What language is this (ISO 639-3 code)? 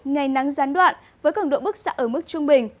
vie